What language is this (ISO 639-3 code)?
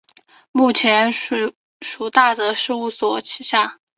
zho